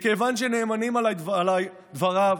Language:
Hebrew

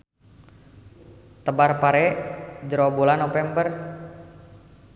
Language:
Sundanese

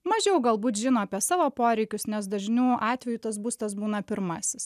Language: Lithuanian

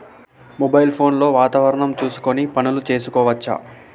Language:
Telugu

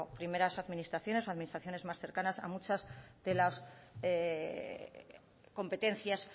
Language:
Spanish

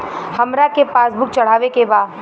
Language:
Bhojpuri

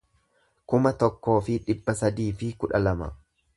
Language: Oromo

